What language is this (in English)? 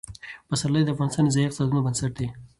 Pashto